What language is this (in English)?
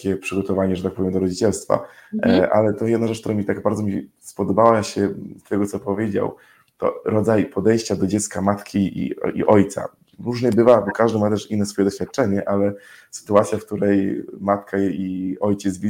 Polish